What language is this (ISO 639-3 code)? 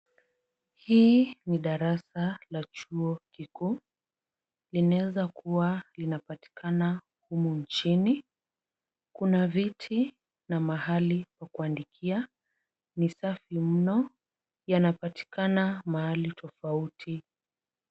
swa